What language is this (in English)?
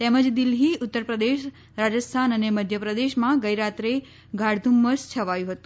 Gujarati